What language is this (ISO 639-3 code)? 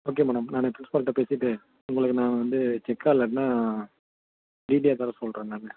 tam